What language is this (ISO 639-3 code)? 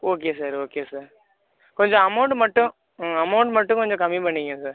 tam